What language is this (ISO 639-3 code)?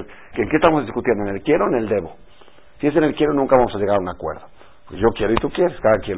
spa